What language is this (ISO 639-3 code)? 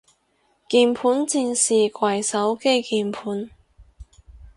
yue